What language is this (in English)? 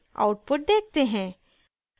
Hindi